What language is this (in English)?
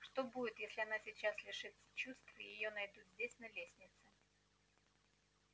Russian